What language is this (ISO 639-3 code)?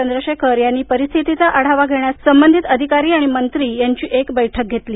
mar